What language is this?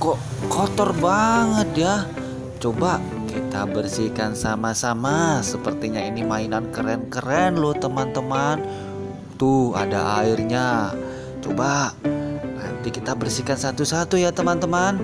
Indonesian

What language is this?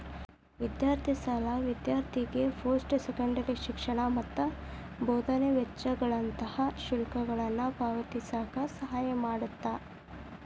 Kannada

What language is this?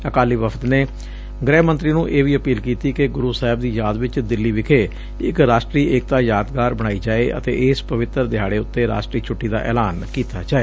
Punjabi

